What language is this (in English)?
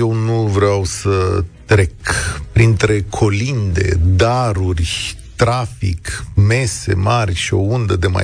Romanian